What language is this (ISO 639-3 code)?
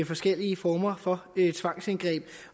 dan